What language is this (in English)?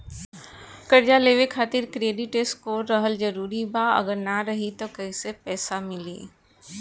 Bhojpuri